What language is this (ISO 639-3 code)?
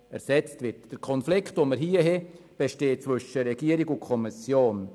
gsw